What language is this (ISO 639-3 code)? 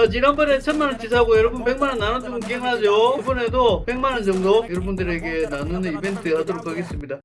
kor